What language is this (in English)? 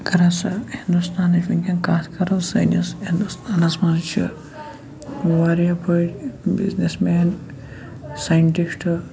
Kashmiri